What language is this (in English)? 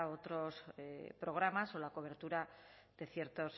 Spanish